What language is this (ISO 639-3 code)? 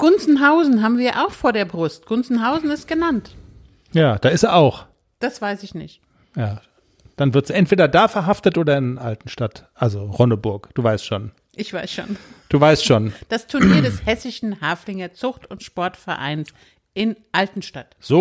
deu